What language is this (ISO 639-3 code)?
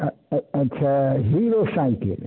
mai